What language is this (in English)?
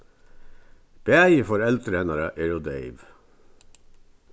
Faroese